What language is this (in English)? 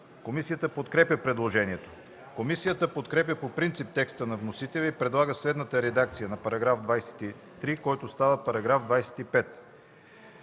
Bulgarian